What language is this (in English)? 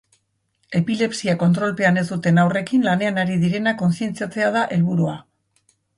Basque